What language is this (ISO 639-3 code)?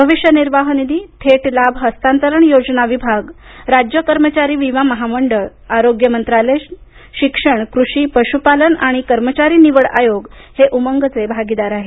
mar